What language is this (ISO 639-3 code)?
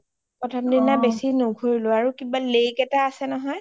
asm